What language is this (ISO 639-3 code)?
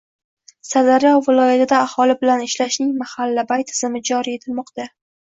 uzb